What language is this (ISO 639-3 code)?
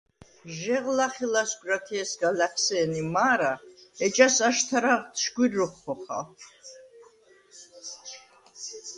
sva